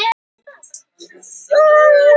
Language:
Icelandic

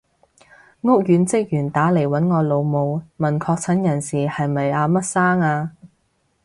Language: Cantonese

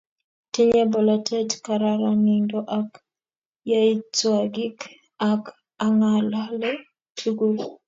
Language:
Kalenjin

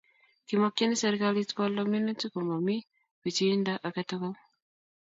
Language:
Kalenjin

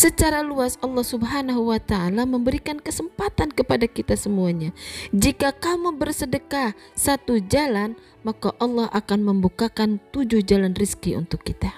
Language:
Indonesian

